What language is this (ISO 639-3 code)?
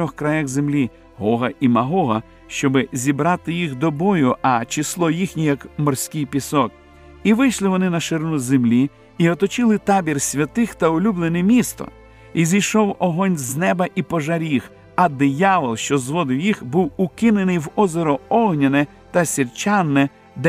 ukr